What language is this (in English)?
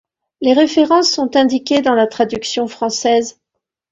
French